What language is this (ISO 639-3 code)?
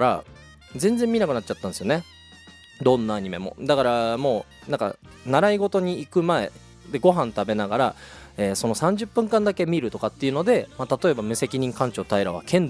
jpn